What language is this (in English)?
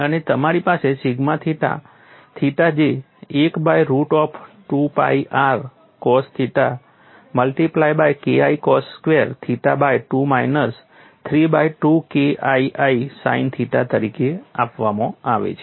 Gujarati